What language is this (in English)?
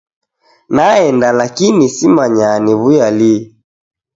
Taita